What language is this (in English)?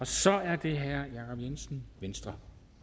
Danish